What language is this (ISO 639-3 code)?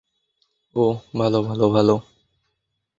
ben